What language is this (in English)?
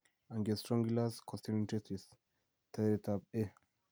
Kalenjin